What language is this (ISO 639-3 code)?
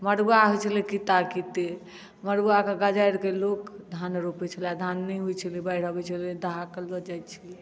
mai